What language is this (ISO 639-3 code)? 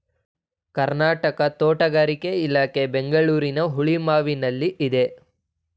kan